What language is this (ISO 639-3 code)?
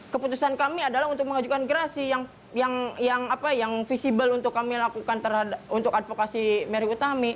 ind